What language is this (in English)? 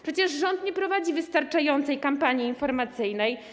Polish